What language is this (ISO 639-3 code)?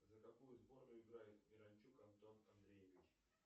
rus